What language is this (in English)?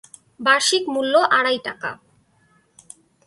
Bangla